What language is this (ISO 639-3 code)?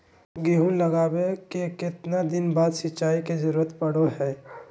mag